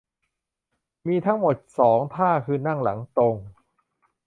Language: Thai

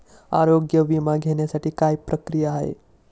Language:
Marathi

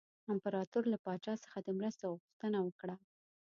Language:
Pashto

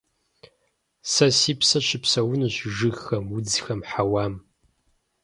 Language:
Kabardian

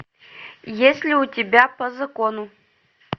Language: Russian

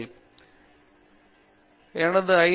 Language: Tamil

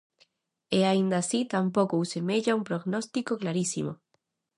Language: Galician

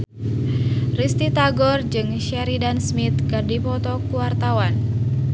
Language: Sundanese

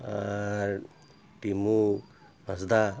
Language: Santali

